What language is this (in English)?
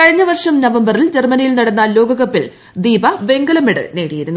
Malayalam